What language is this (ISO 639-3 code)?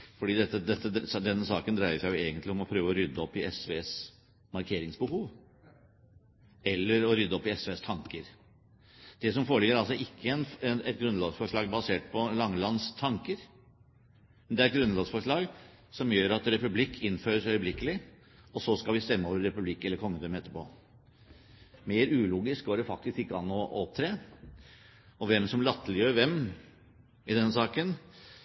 nob